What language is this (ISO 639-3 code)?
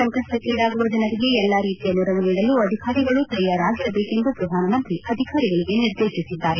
kan